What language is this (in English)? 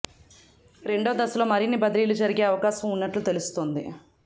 Telugu